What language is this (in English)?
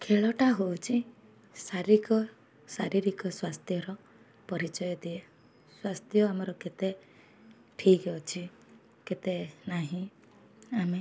Odia